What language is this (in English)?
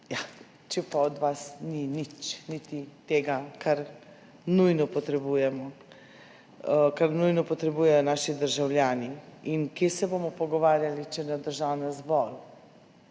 Slovenian